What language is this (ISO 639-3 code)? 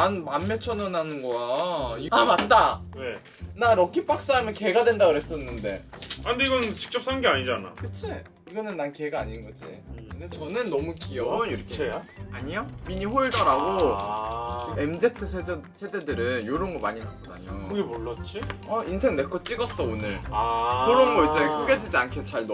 kor